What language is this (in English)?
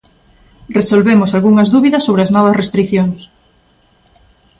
Galician